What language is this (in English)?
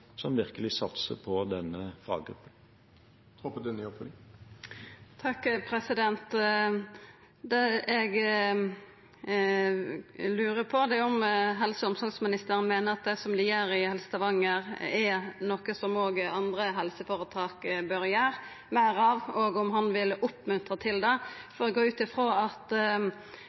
Norwegian